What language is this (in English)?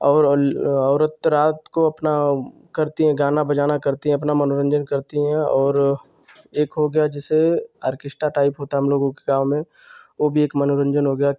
Hindi